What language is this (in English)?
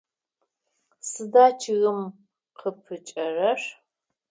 Adyghe